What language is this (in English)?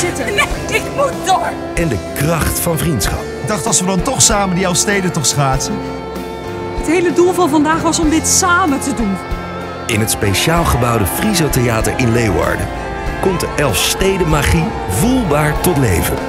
Dutch